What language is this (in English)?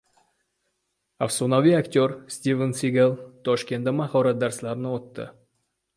Uzbek